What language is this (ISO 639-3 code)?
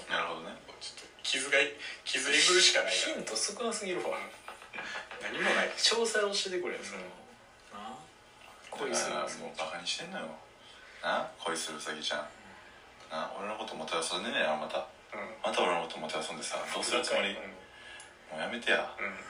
jpn